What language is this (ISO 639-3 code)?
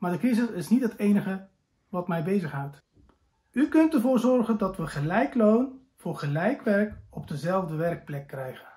nld